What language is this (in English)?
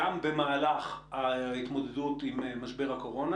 Hebrew